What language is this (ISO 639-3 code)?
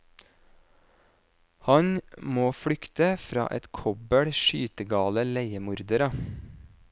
nor